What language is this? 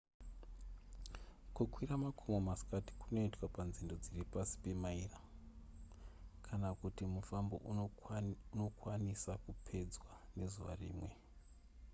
Shona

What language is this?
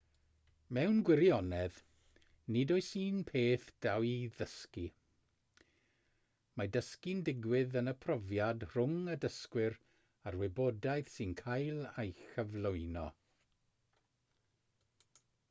Welsh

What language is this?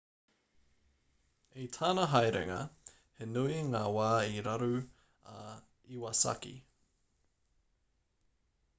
Māori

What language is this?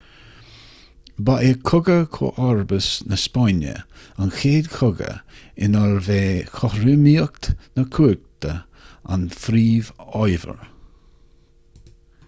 Irish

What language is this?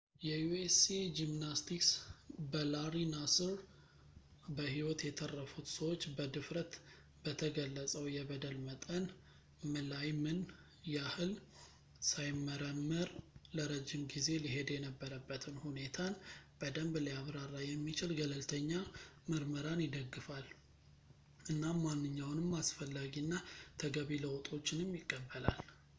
Amharic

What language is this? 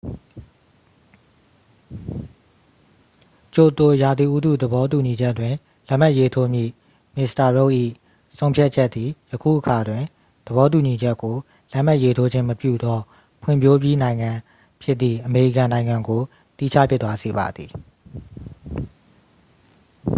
Burmese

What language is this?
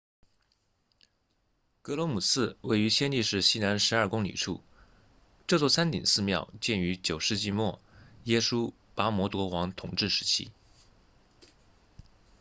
Chinese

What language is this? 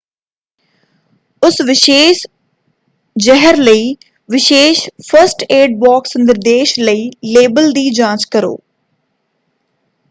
Punjabi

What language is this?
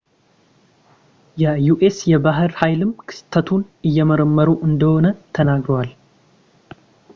Amharic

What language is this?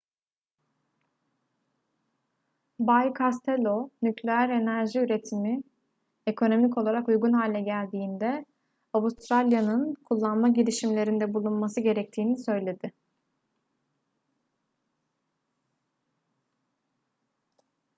Turkish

